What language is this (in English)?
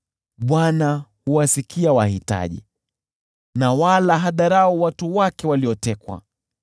Swahili